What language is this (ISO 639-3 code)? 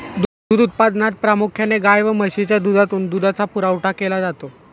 mar